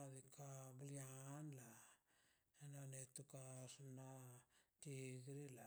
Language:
Mazaltepec Zapotec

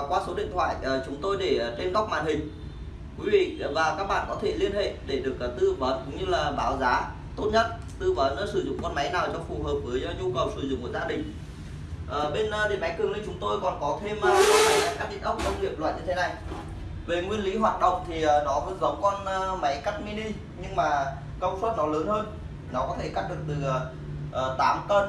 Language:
Vietnamese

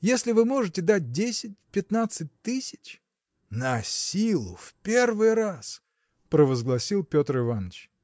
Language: Russian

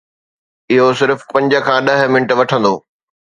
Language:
Sindhi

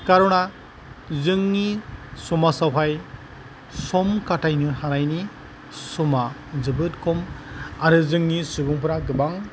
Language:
Bodo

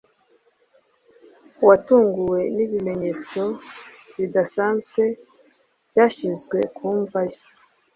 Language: Kinyarwanda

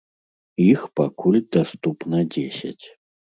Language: Belarusian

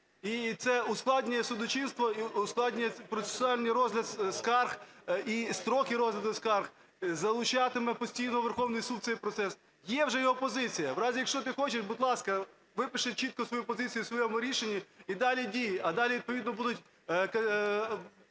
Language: Ukrainian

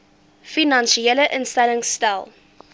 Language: Afrikaans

